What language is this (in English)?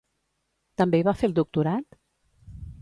Catalan